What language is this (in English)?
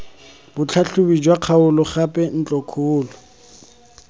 Tswana